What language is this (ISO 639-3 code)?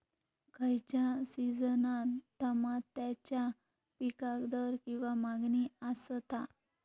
mar